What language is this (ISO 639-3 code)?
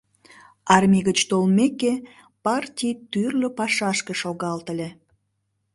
chm